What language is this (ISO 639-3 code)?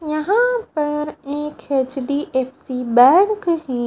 hin